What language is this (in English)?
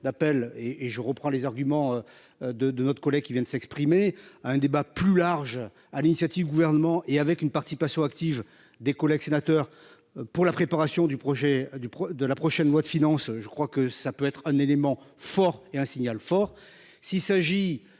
French